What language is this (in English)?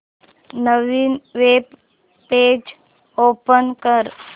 Marathi